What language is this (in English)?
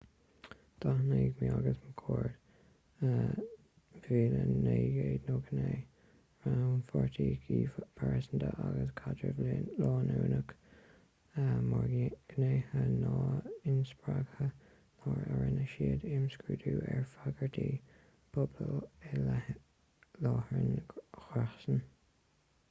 Irish